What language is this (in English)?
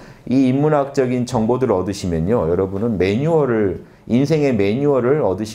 Korean